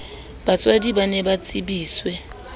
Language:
Southern Sotho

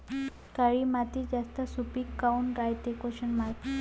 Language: Marathi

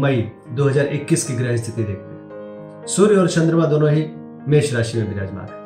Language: Hindi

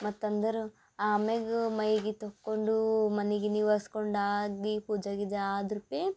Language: Kannada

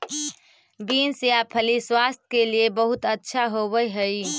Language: Magahi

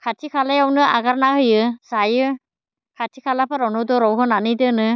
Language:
Bodo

